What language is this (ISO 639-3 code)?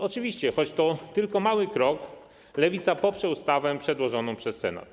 pol